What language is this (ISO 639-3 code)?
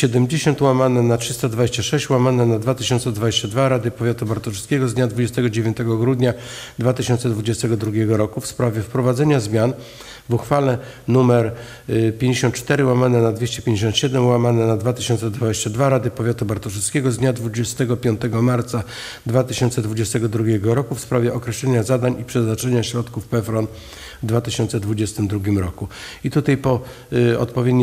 pol